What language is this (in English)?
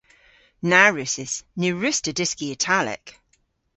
Cornish